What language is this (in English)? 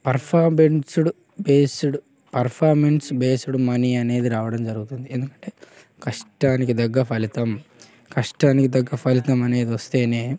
Telugu